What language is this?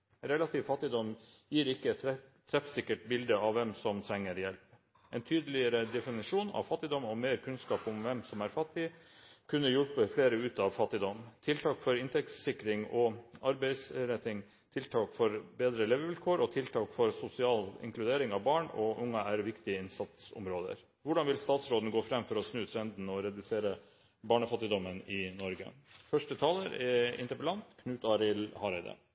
Norwegian Nynorsk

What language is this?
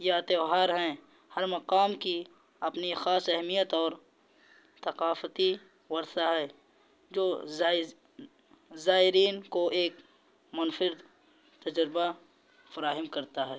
Urdu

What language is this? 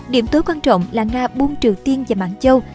Vietnamese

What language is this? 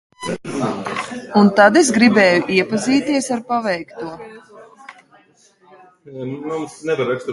Latvian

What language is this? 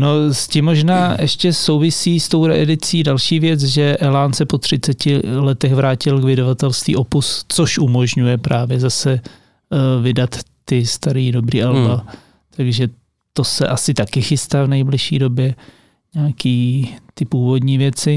Czech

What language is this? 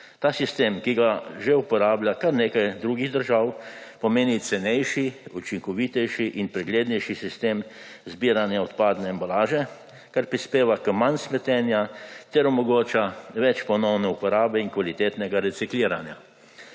Slovenian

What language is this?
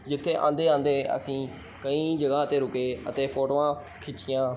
Punjabi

